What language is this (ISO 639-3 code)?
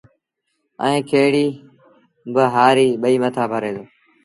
sbn